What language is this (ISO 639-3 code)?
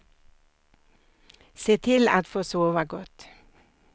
swe